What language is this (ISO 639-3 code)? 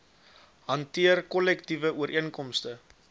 afr